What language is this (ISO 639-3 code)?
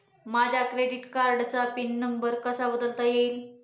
mar